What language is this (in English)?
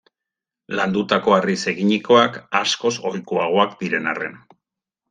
Basque